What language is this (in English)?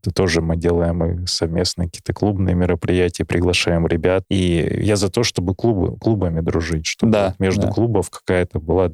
Russian